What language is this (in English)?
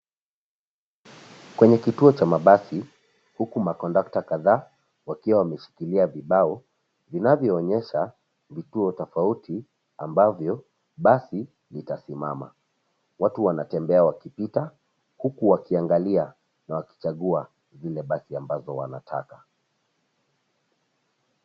Swahili